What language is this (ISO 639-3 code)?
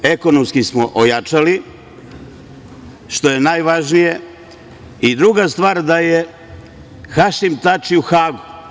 srp